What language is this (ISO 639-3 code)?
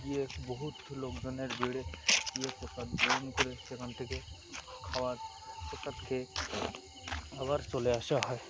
ben